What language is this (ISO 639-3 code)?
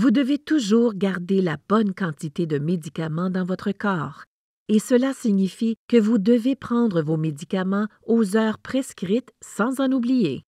fra